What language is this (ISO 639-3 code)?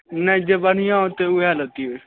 mai